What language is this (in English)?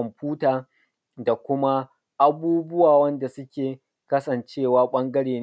Hausa